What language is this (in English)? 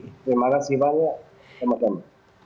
Indonesian